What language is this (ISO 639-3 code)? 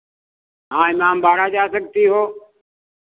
hin